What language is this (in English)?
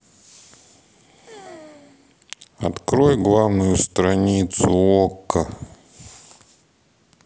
Russian